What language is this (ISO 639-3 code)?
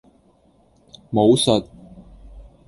yue